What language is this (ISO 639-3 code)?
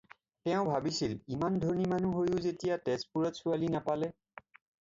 asm